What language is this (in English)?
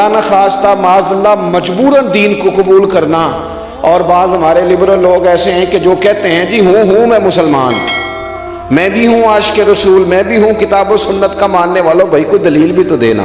Hindi